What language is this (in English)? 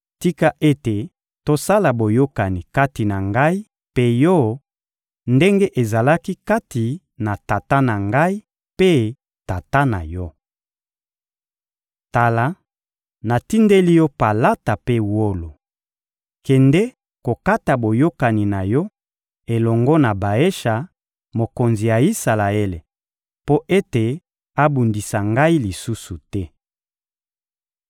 Lingala